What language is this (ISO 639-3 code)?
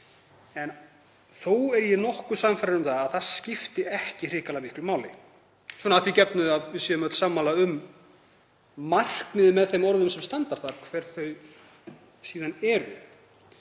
isl